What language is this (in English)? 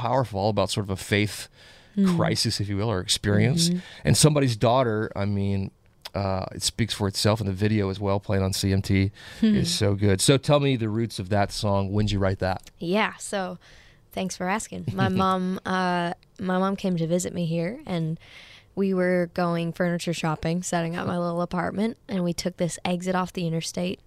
English